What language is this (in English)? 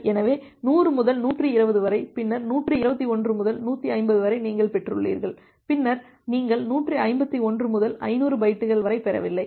Tamil